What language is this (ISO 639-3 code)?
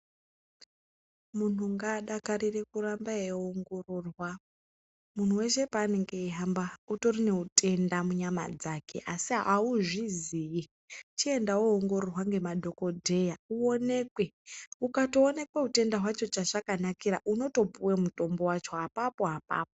ndc